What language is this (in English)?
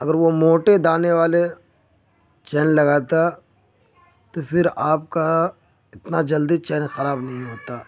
Urdu